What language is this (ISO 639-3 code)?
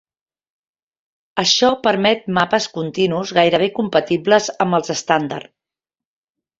cat